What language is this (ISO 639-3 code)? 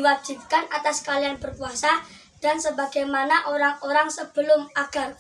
ind